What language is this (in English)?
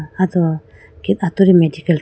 Idu-Mishmi